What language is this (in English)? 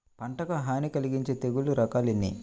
Telugu